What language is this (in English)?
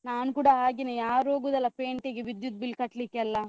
Kannada